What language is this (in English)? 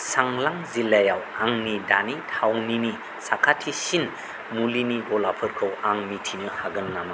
Bodo